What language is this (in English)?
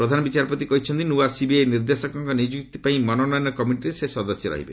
Odia